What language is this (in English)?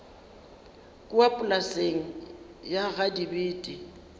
Northern Sotho